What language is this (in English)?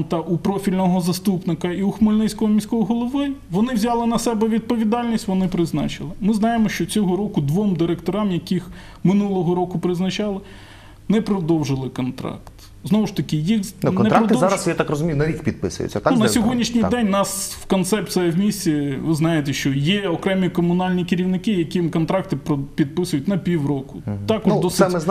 Ukrainian